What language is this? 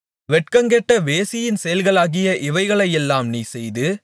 Tamil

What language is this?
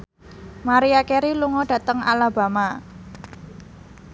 Javanese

